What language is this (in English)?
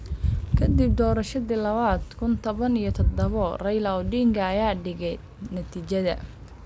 Somali